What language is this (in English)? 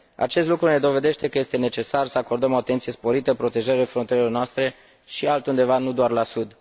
Romanian